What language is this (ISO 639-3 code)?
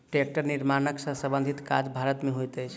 mai